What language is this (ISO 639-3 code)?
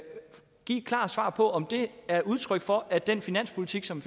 dan